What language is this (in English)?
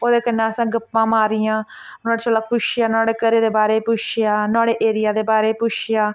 Dogri